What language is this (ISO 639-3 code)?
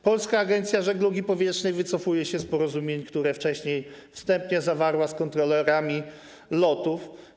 pol